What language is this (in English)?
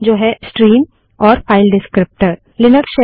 Hindi